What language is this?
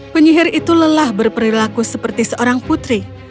Indonesian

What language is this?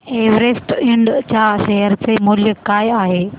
Marathi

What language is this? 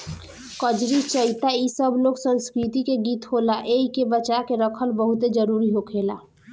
Bhojpuri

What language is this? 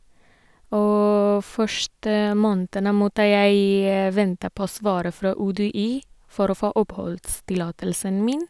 Norwegian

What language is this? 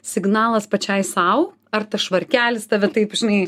Lithuanian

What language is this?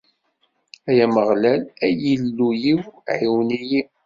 Kabyle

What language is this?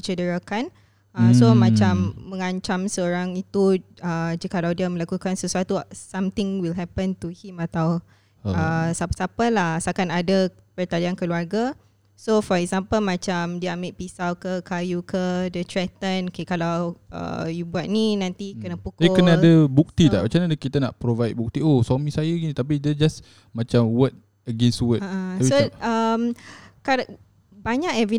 Malay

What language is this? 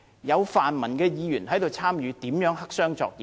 Cantonese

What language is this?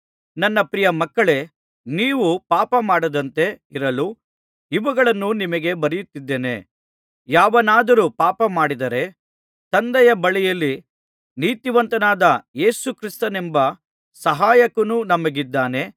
Kannada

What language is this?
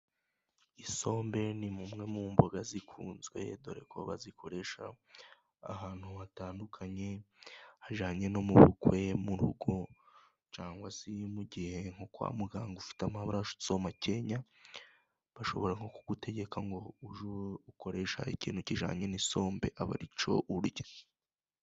Kinyarwanda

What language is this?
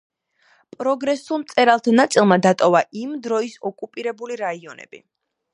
Georgian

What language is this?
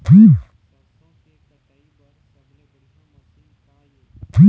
Chhattisgarhi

